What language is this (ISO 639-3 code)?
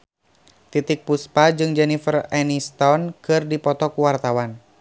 sun